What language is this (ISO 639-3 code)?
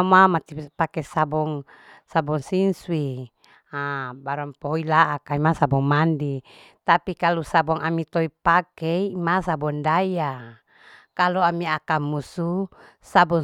alo